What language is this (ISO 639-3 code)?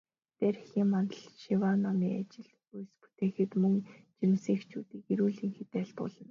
mon